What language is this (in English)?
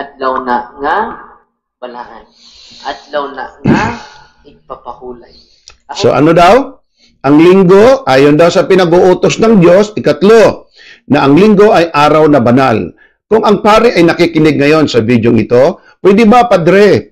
Filipino